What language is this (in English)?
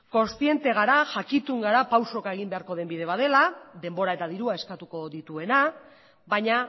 Basque